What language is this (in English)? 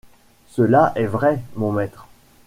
French